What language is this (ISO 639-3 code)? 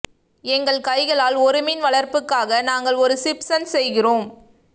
tam